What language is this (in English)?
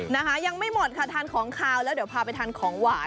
Thai